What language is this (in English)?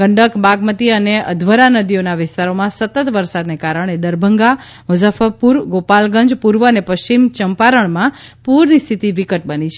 Gujarati